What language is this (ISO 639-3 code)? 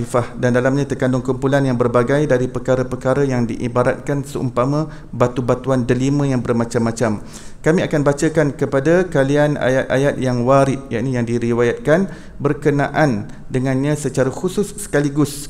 msa